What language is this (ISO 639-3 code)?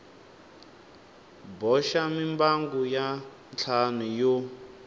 tso